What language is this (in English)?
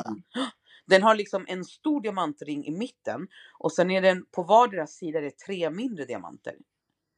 Swedish